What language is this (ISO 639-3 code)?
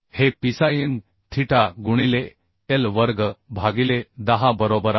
mar